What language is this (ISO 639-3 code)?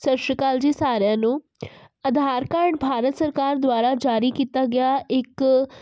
pan